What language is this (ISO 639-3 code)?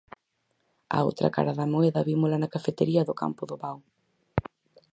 glg